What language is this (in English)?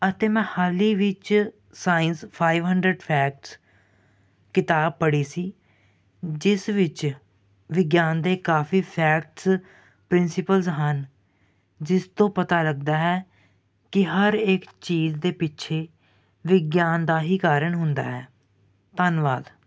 Punjabi